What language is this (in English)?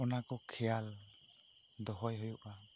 Santali